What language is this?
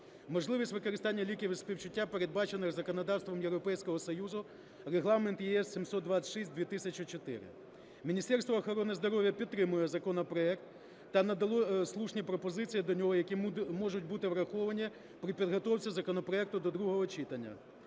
Ukrainian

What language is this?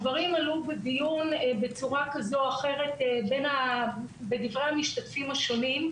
Hebrew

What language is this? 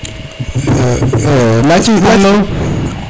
Serer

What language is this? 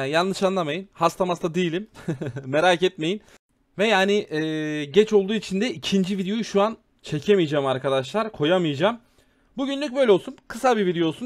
Turkish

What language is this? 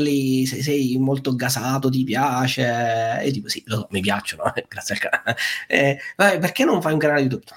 Italian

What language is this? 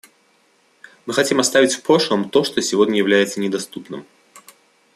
Russian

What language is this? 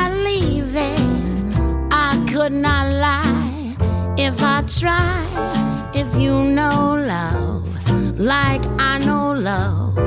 Turkish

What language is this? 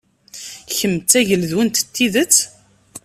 Kabyle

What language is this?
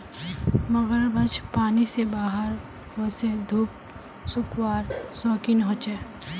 Magahi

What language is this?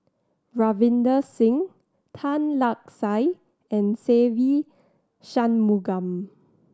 English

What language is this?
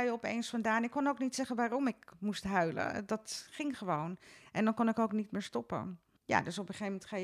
Dutch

